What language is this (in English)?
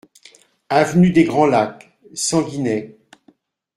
French